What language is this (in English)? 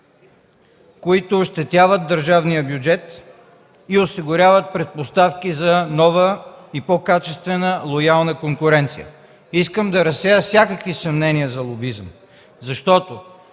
Bulgarian